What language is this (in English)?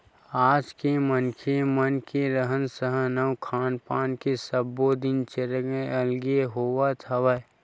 Chhattisgarhi